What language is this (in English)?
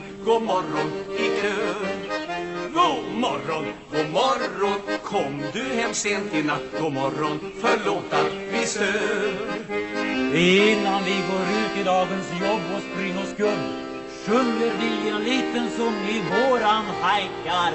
Swedish